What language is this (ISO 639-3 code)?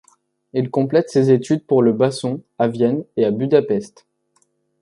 fra